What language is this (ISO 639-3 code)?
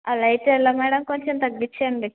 tel